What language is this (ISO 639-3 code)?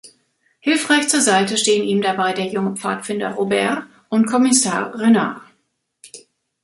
deu